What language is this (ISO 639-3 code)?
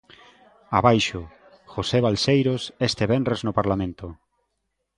glg